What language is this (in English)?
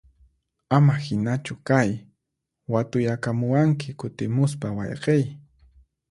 Puno Quechua